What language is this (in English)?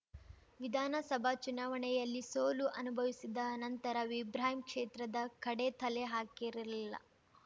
Kannada